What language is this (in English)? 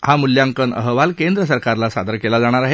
Marathi